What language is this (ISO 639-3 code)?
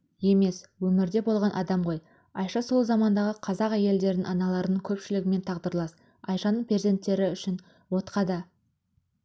kaz